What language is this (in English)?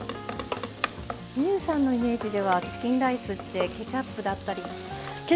Japanese